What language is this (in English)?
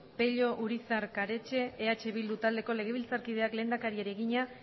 Basque